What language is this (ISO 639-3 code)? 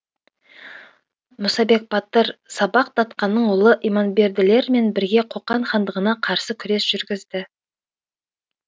kaz